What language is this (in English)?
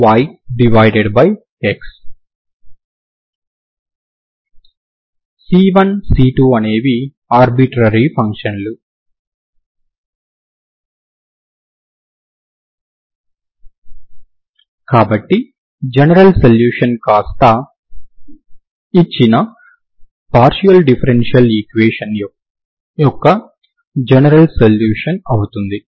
Telugu